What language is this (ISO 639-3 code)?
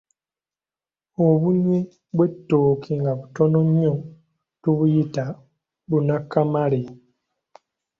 lug